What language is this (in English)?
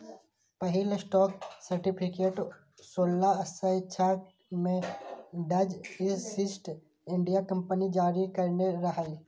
Maithili